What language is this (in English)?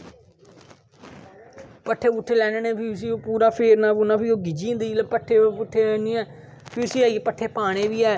Dogri